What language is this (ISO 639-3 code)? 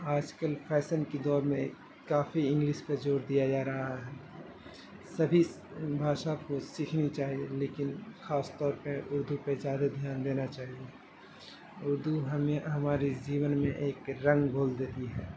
urd